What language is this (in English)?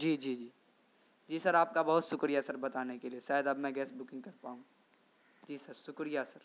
Urdu